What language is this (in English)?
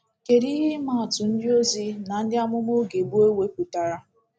Igbo